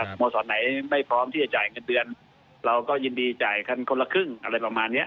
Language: Thai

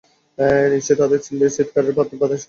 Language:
Bangla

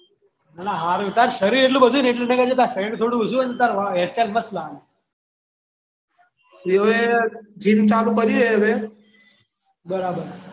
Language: Gujarati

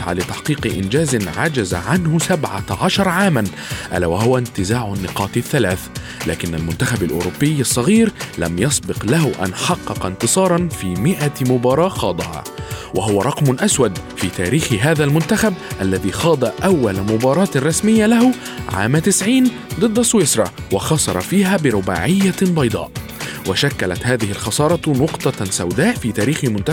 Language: Arabic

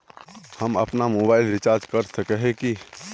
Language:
Magahi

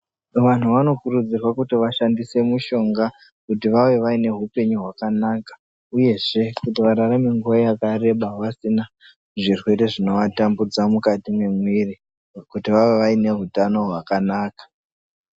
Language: Ndau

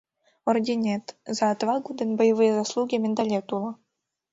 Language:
Mari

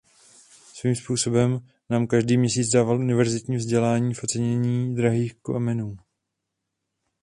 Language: Czech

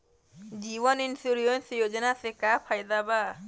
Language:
Bhojpuri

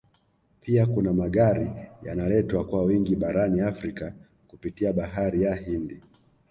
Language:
Swahili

